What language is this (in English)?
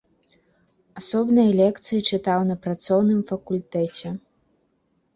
Belarusian